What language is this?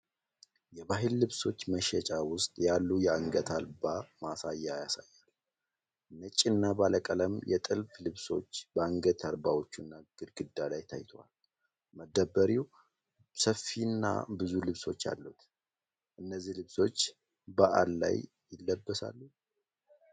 Amharic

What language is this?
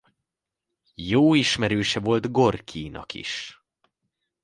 Hungarian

